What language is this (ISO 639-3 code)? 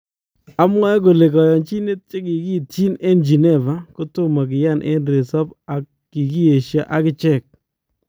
kln